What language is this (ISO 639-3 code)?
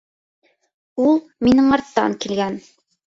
bak